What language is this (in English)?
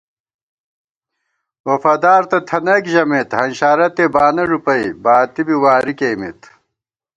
Gawar-Bati